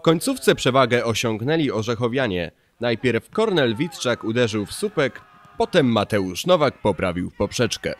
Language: Polish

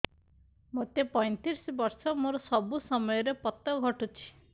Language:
Odia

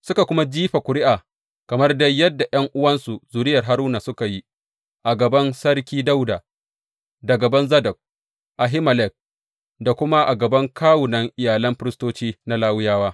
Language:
Hausa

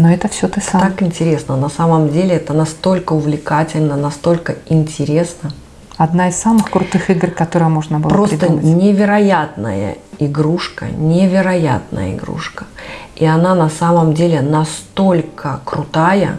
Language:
Russian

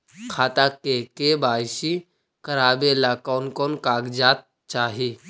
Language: Magahi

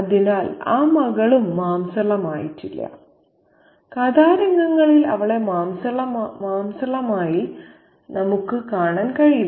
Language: Malayalam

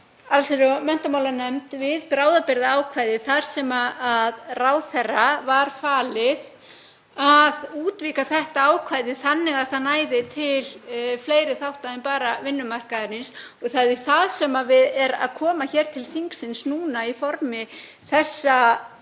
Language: Icelandic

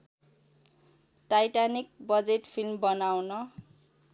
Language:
Nepali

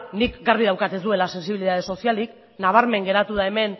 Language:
Basque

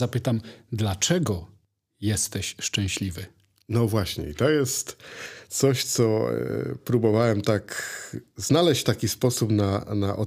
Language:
Polish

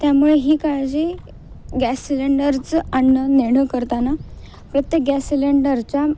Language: Marathi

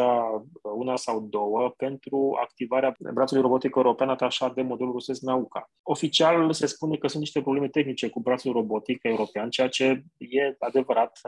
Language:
Romanian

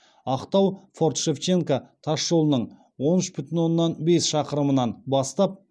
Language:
Kazakh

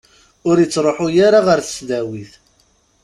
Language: Kabyle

